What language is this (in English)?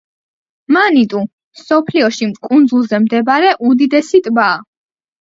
Georgian